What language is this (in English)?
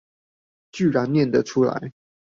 Chinese